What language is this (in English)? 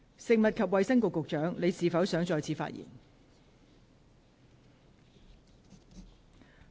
Cantonese